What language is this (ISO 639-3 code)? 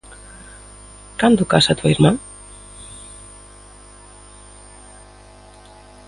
glg